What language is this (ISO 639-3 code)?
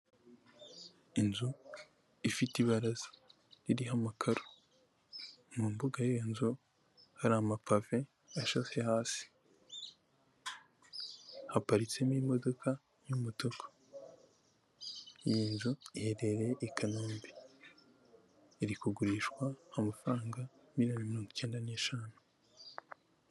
kin